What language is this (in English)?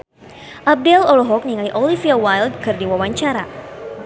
Sundanese